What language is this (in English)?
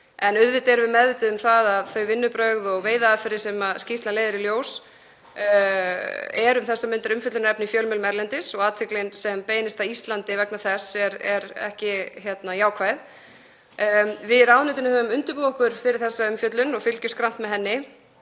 Icelandic